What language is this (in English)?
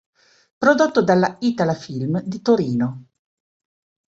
Italian